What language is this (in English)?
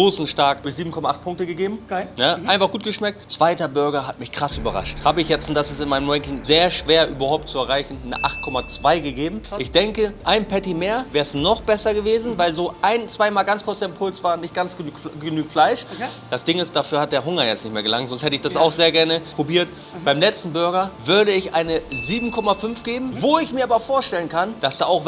German